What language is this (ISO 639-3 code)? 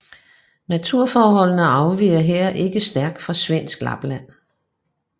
dan